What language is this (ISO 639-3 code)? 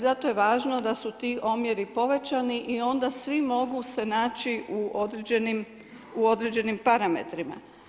hrv